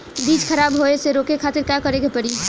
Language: Bhojpuri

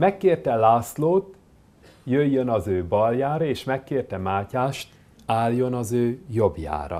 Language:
Hungarian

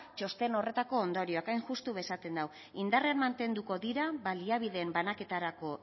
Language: Basque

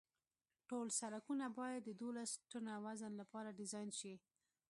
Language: Pashto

